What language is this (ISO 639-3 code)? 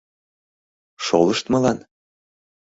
chm